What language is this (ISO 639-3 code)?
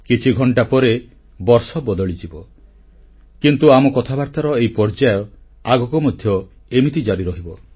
ori